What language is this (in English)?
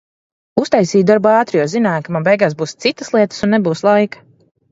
Latvian